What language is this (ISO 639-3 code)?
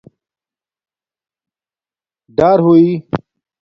dmk